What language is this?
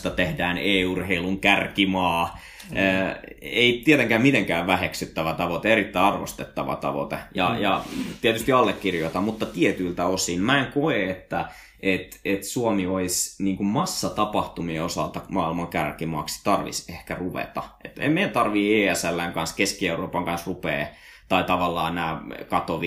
Finnish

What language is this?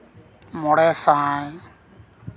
Santali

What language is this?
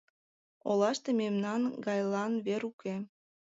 Mari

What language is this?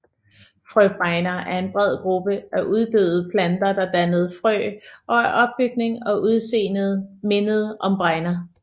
Danish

